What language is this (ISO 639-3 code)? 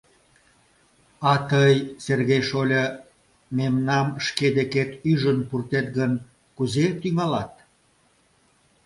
chm